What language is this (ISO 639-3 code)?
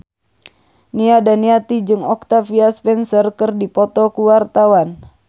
sun